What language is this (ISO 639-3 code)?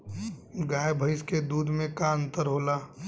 bho